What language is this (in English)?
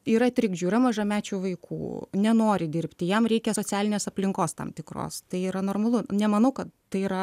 Lithuanian